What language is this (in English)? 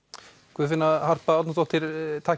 Icelandic